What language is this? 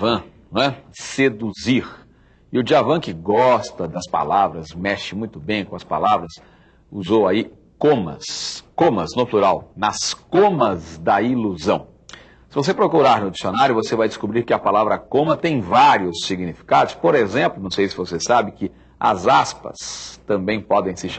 Portuguese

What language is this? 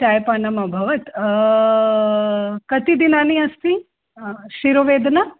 Sanskrit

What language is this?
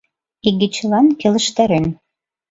Mari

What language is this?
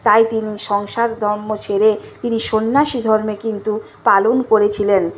Bangla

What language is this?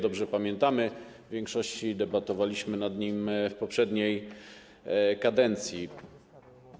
Polish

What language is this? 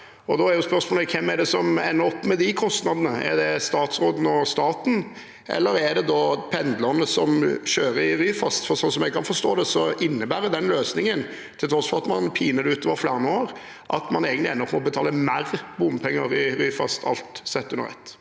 Norwegian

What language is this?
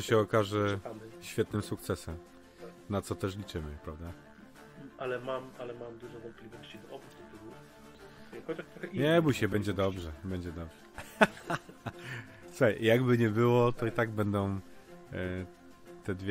Polish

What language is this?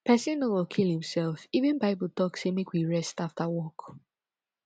Nigerian Pidgin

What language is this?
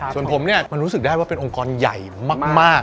Thai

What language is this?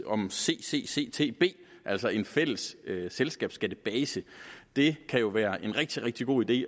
Danish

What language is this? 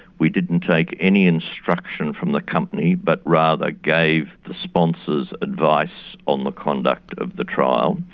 English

